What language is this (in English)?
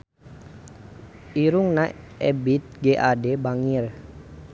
Sundanese